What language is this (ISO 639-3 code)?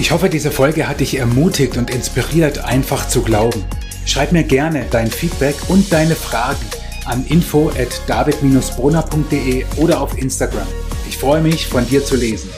deu